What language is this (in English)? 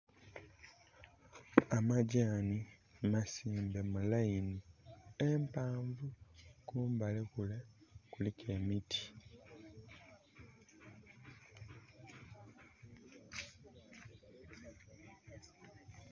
Soga